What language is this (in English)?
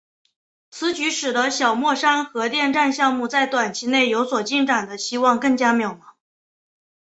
Chinese